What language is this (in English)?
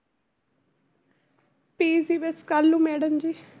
Punjabi